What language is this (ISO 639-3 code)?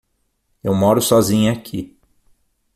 por